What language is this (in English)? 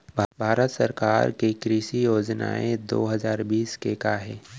Chhattisgarhi